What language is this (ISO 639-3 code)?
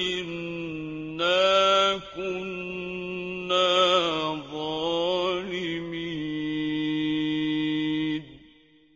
ara